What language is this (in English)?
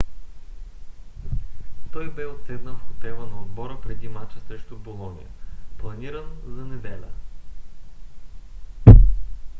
Bulgarian